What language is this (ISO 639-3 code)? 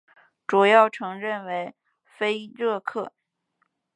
zho